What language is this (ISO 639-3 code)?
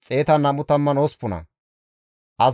gmv